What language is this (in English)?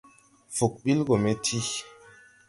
Tupuri